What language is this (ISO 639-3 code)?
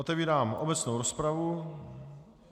ces